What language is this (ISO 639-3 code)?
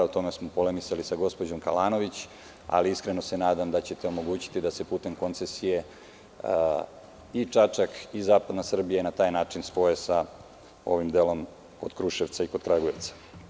srp